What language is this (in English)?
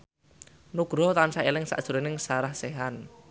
Javanese